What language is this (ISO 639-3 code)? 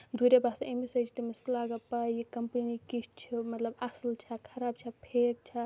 kas